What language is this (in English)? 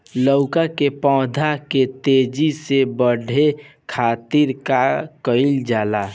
Bhojpuri